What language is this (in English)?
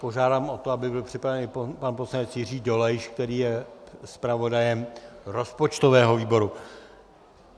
Czech